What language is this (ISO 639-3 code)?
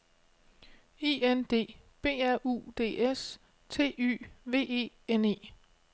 dan